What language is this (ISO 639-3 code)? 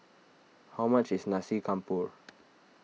eng